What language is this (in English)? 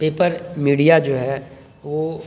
Urdu